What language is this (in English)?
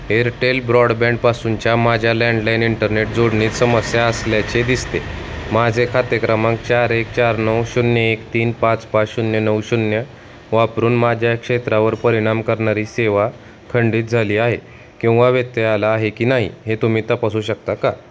Marathi